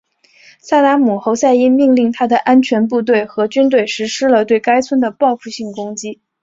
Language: Chinese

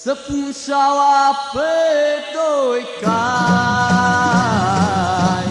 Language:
Romanian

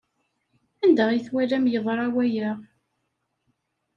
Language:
Kabyle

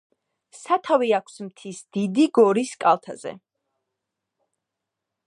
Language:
Georgian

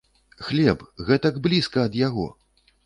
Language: Belarusian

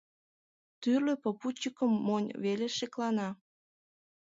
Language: Mari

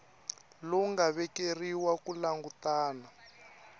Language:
Tsonga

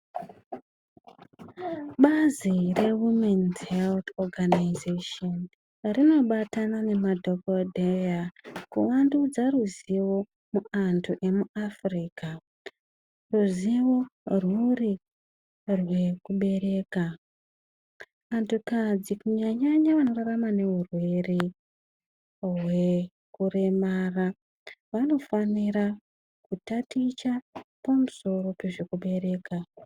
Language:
Ndau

